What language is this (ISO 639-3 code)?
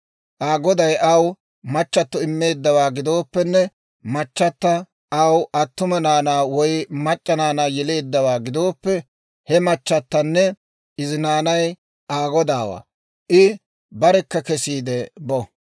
dwr